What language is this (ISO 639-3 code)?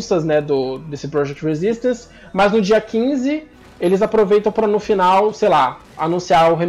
por